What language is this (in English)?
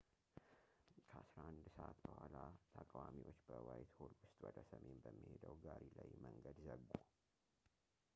Amharic